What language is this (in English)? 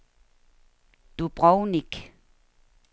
Danish